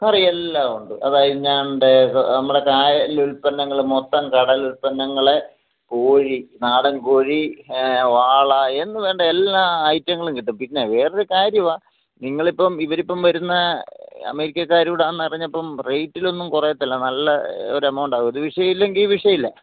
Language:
Malayalam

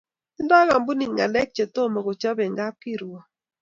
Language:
Kalenjin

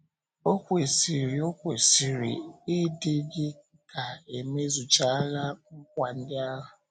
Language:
Igbo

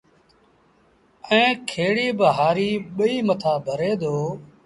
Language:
Sindhi Bhil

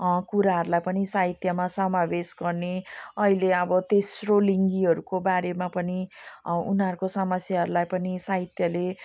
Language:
Nepali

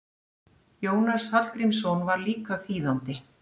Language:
Icelandic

